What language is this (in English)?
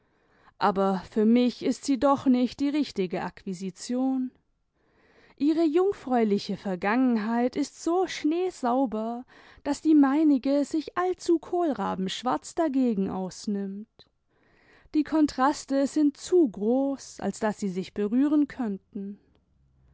German